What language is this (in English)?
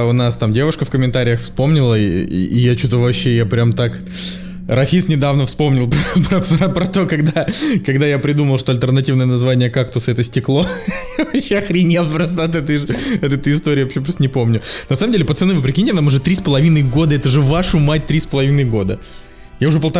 Russian